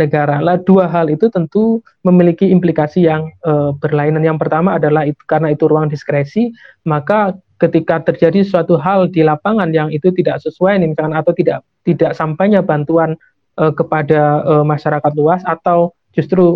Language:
Indonesian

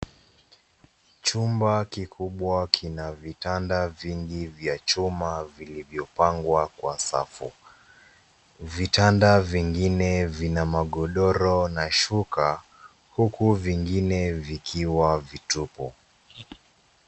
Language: Swahili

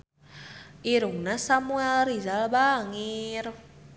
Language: Sundanese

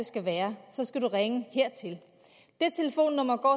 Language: Danish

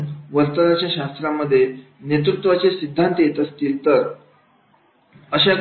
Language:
Marathi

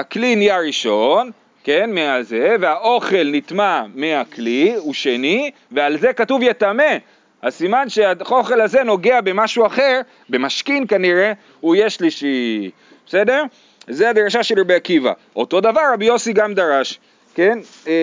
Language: Hebrew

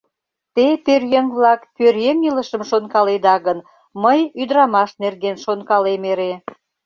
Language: Mari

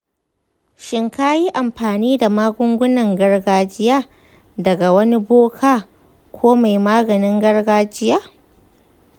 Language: Hausa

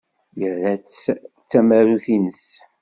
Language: Kabyle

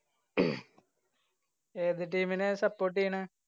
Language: Malayalam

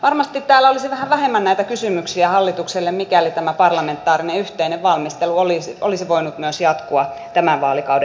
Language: Finnish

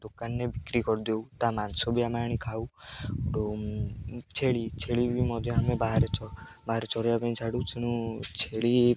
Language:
Odia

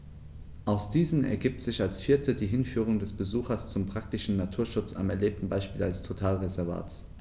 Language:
German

